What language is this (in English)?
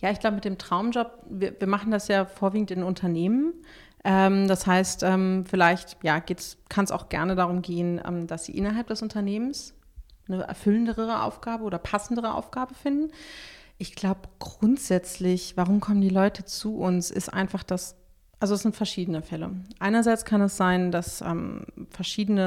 German